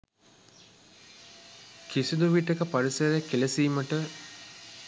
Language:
Sinhala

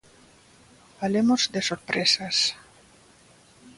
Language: Galician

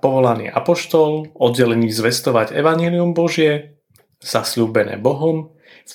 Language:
Slovak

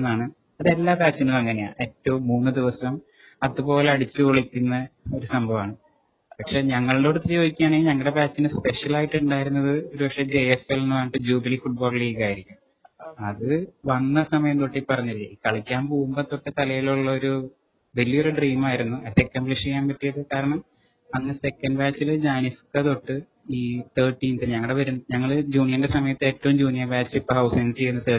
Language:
Malayalam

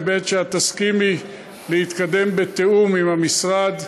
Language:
Hebrew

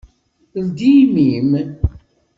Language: Kabyle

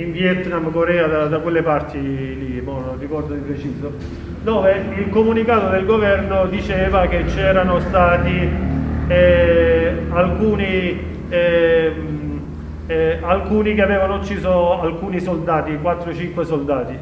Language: Italian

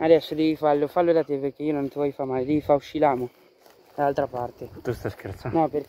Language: Italian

